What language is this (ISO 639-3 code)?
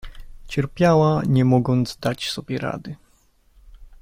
pol